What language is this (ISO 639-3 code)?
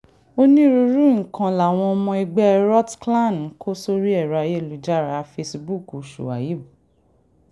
yor